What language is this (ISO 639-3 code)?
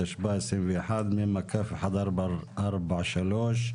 heb